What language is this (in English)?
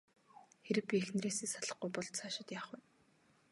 Mongolian